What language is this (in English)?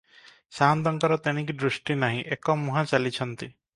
Odia